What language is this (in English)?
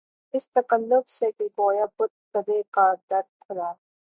Urdu